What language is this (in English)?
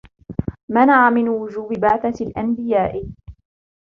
Arabic